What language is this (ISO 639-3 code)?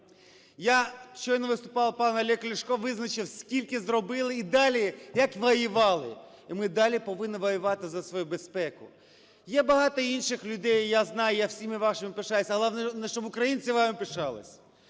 ukr